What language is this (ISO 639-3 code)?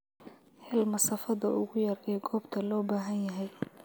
som